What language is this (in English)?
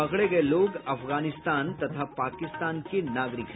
Hindi